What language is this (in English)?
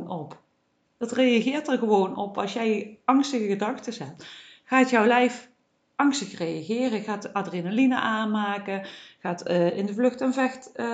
Dutch